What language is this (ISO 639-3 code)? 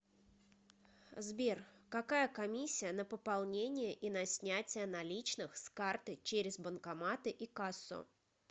rus